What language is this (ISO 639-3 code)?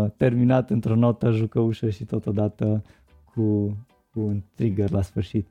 ron